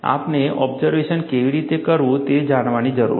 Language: Gujarati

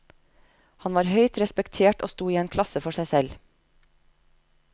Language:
Norwegian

